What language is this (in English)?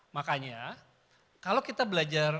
Indonesian